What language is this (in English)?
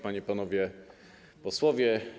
Polish